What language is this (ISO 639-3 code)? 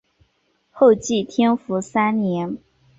zho